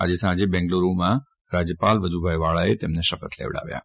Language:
Gujarati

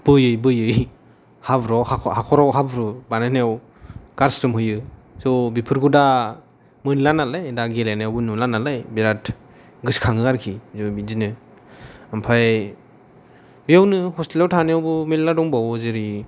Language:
Bodo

